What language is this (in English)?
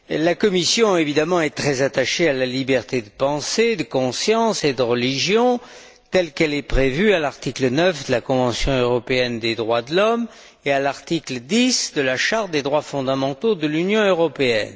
French